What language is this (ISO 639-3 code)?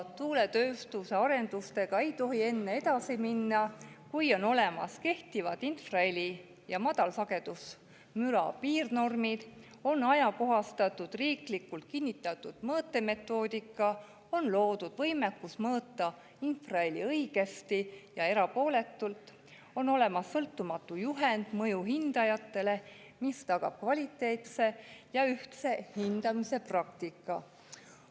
est